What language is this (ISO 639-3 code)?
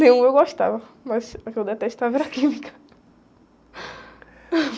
por